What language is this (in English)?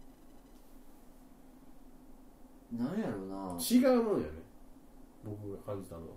Japanese